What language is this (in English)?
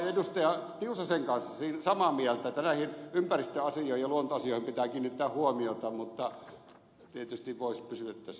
Finnish